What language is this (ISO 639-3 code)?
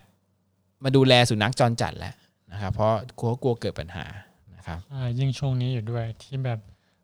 tha